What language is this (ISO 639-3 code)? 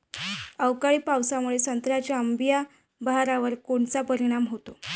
mar